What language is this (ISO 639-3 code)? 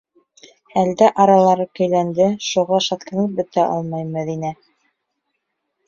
bak